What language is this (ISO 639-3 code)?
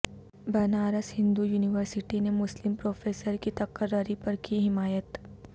urd